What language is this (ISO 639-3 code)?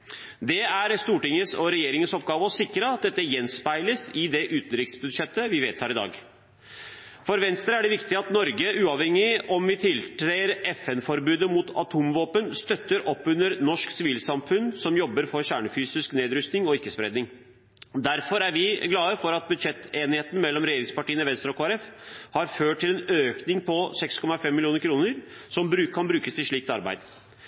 nob